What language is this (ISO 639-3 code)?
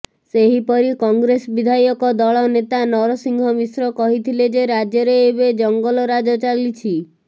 ori